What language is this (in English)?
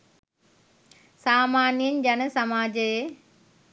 Sinhala